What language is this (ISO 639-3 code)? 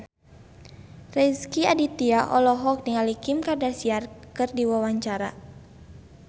sun